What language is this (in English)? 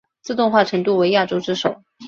Chinese